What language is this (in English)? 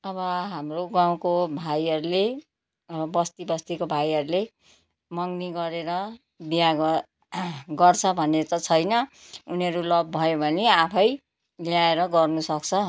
Nepali